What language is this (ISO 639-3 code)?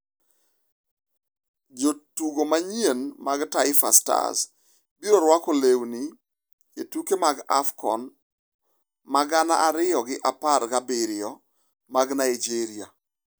luo